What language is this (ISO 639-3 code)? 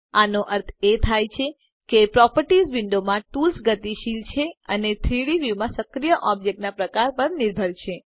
guj